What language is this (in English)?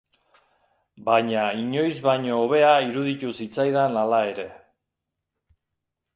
Basque